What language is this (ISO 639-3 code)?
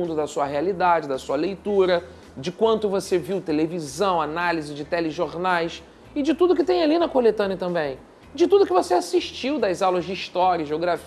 por